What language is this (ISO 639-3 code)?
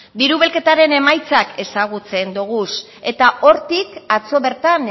eus